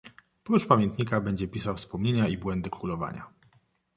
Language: Polish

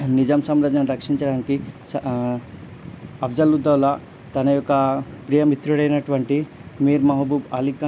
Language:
Telugu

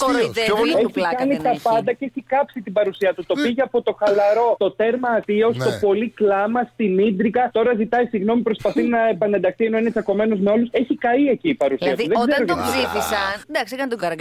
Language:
Greek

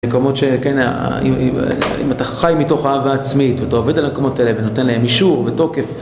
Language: Hebrew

